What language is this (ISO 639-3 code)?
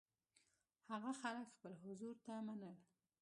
pus